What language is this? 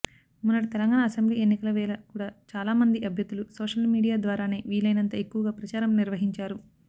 Telugu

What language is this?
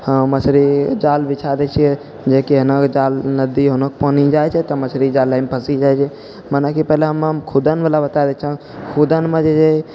Maithili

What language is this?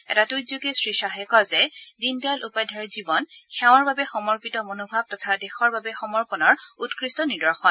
Assamese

